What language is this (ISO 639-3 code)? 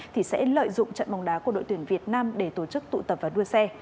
vie